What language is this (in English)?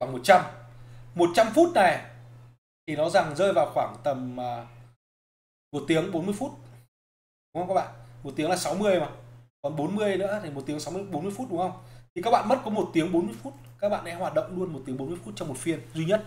Vietnamese